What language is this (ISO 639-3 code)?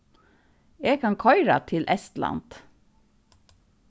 fao